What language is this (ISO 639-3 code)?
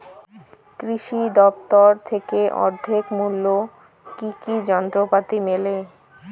ben